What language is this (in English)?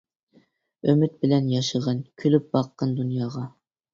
Uyghur